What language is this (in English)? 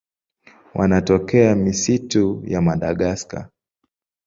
Swahili